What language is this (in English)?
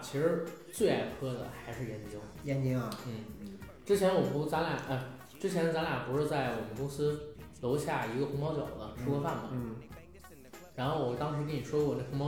Chinese